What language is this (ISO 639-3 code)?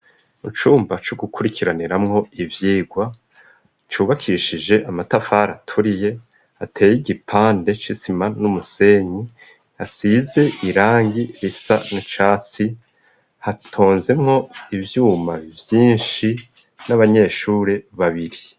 run